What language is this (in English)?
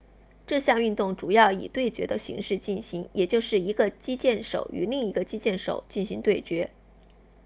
Chinese